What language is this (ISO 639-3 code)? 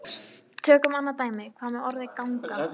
isl